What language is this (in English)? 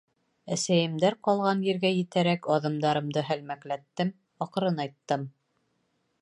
Bashkir